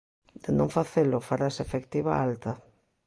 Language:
Galician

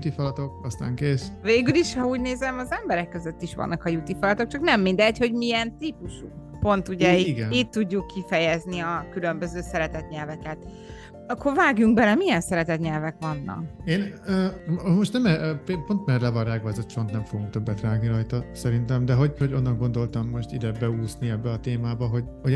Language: Hungarian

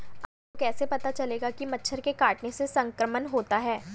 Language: Hindi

